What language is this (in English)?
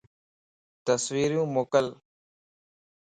Lasi